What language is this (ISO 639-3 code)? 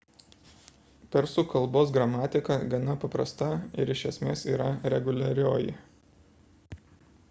lit